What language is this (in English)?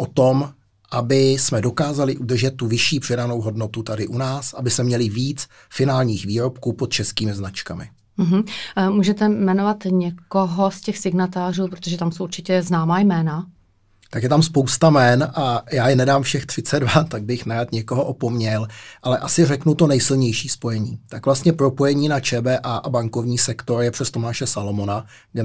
Czech